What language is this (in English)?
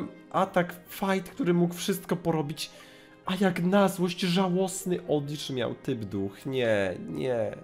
Polish